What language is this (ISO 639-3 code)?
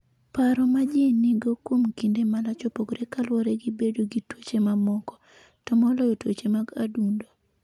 luo